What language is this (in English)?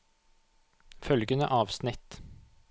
Norwegian